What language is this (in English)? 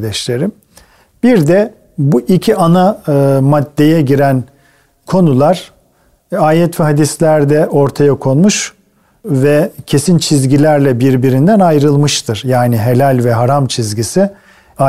Turkish